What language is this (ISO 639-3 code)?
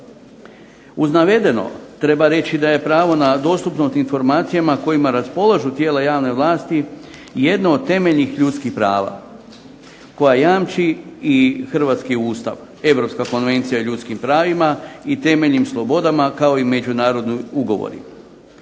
hrv